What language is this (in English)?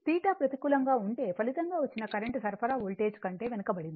Telugu